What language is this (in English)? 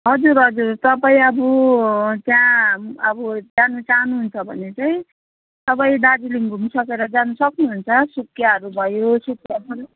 Nepali